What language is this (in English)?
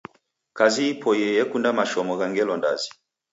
Taita